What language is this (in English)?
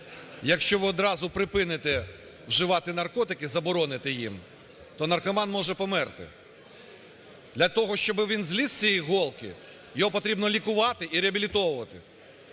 Ukrainian